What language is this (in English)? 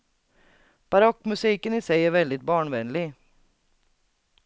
Swedish